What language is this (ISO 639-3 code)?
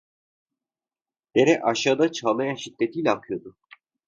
tur